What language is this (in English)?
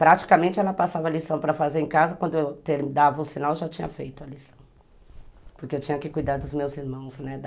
Portuguese